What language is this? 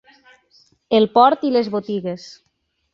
Catalan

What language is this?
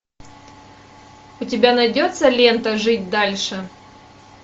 Russian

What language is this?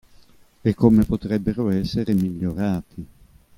Italian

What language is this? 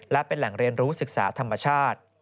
Thai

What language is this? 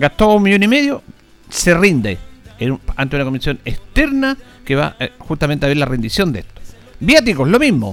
Spanish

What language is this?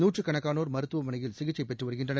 Tamil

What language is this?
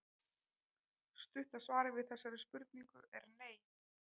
Icelandic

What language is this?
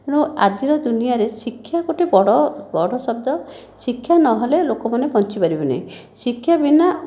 Odia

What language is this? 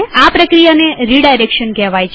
Gujarati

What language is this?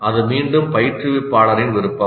Tamil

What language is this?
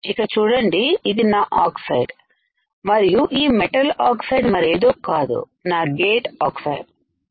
Telugu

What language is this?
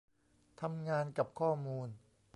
Thai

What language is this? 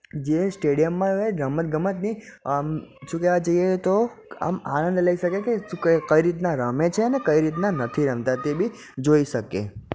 Gujarati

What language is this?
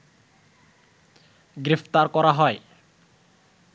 Bangla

